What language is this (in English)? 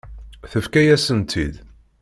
Kabyle